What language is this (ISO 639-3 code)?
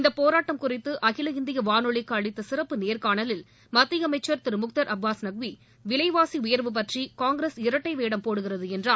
tam